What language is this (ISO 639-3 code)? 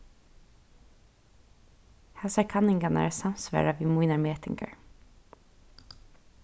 fao